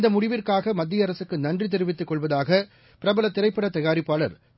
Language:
Tamil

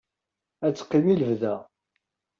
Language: Kabyle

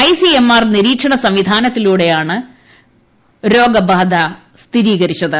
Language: Malayalam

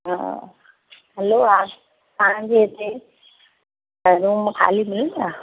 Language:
Sindhi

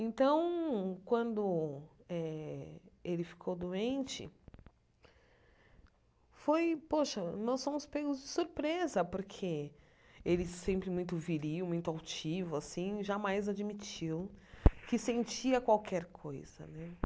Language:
Portuguese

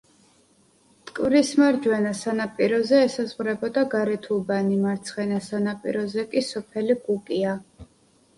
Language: Georgian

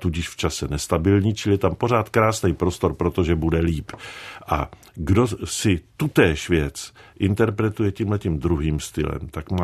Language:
Czech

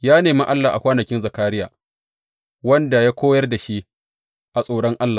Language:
Hausa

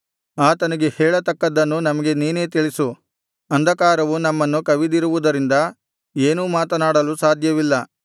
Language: Kannada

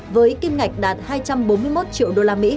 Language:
Vietnamese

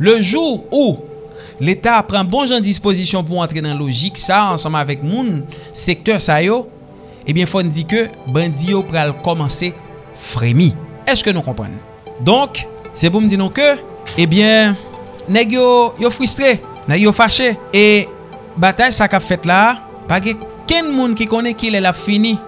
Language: French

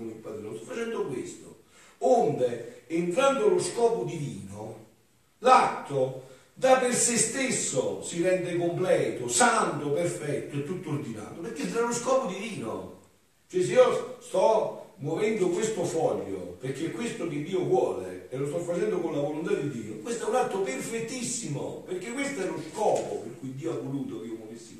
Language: Italian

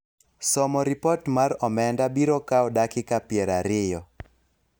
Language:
Luo (Kenya and Tanzania)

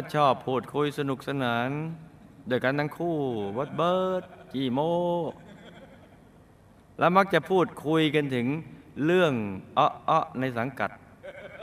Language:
Thai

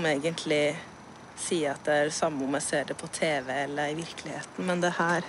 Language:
Norwegian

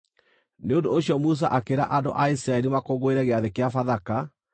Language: Kikuyu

